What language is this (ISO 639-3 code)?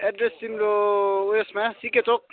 nep